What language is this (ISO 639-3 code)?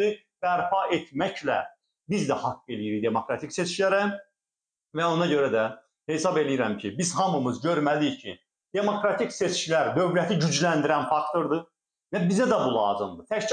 tur